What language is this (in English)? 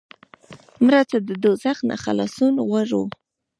Pashto